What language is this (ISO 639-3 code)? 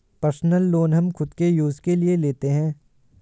hin